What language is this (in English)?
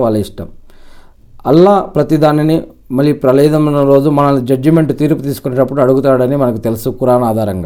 Telugu